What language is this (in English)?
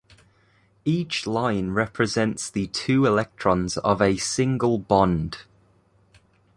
English